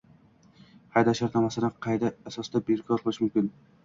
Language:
Uzbek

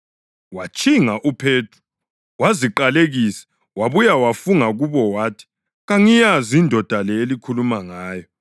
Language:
North Ndebele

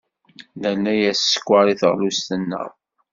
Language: Kabyle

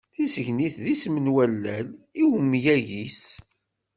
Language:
Kabyle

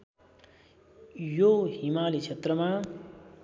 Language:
Nepali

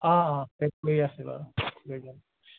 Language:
Assamese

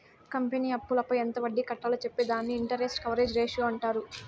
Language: Telugu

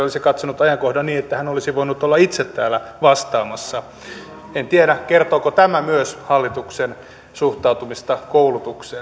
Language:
Finnish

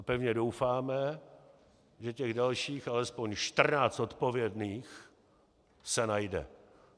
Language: Czech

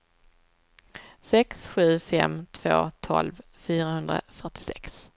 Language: Swedish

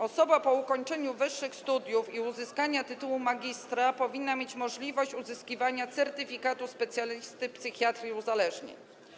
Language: Polish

